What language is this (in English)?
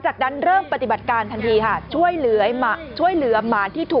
Thai